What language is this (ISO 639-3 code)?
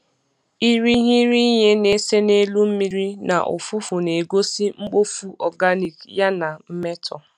ibo